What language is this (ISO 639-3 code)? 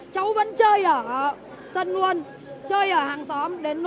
vie